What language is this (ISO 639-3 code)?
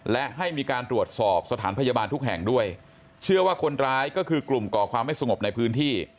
tha